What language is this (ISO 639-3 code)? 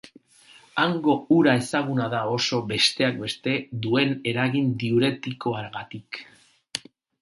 eus